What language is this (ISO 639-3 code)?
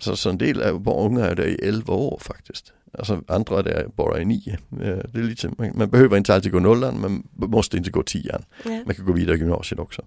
swe